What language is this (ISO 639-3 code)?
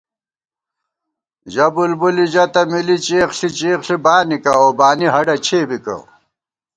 gwt